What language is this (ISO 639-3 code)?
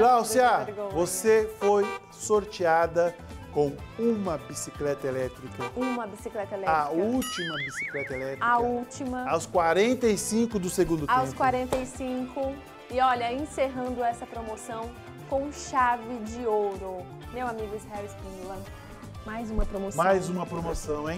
por